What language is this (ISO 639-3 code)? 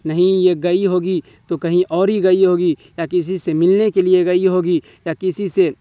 urd